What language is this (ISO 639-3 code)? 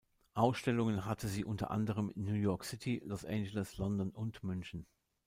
deu